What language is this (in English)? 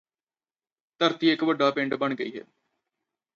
Punjabi